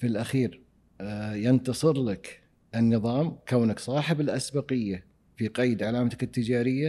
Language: Arabic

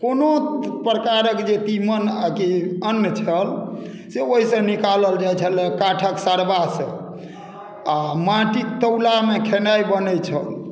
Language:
Maithili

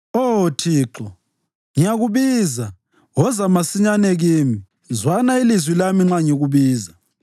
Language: North Ndebele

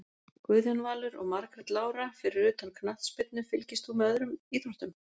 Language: Icelandic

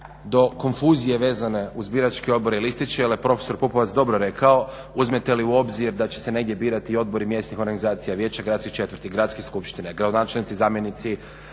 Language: Croatian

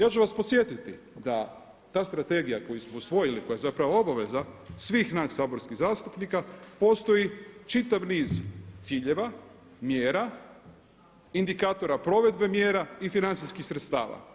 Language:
Croatian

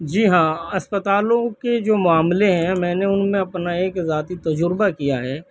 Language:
Urdu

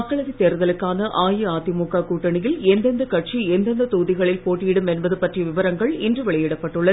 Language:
Tamil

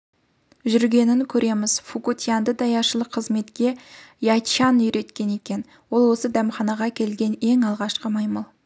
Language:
Kazakh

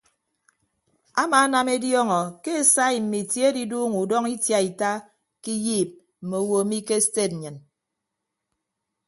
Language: Ibibio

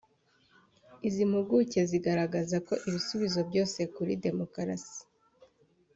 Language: Kinyarwanda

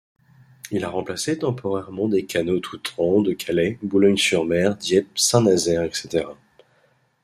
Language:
French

